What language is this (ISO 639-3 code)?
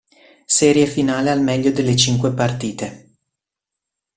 ita